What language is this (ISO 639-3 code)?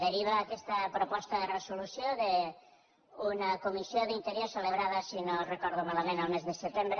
cat